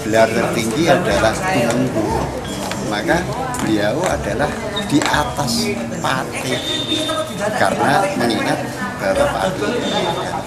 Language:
Indonesian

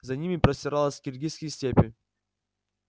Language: Russian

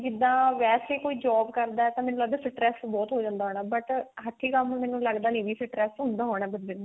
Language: Punjabi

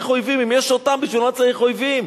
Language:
Hebrew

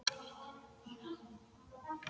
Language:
Icelandic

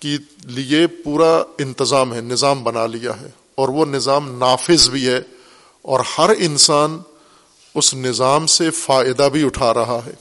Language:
Urdu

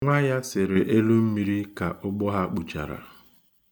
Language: Igbo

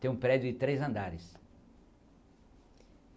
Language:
Portuguese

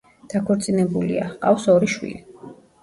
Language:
Georgian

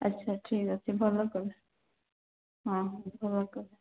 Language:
Odia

